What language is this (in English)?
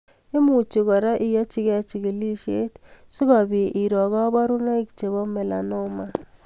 Kalenjin